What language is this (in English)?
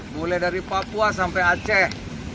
Indonesian